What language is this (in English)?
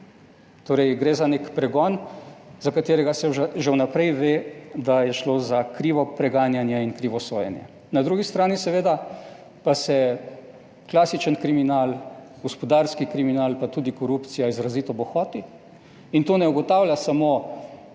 Slovenian